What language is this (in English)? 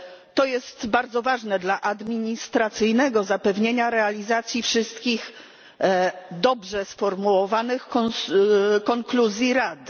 Polish